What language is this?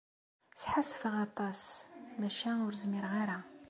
Kabyle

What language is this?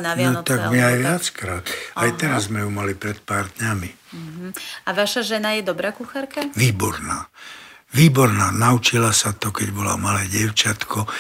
Slovak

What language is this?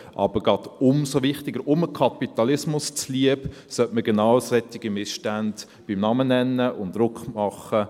Swiss German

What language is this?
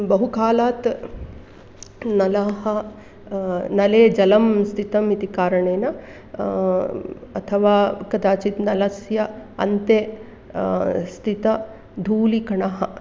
Sanskrit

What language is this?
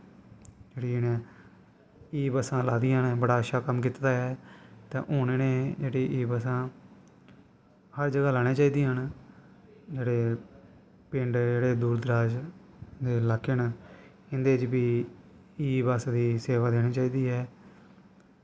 Dogri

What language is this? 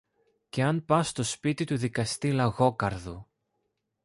Greek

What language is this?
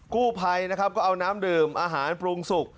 Thai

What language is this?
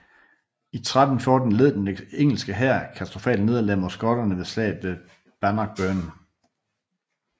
Danish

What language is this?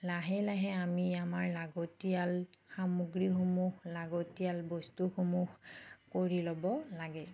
Assamese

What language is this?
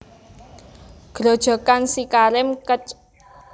Javanese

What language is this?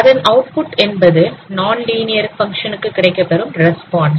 Tamil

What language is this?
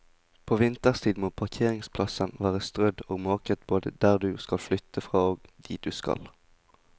Norwegian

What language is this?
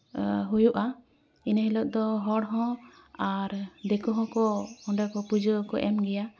Santali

